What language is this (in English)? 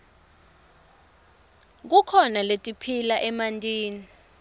Swati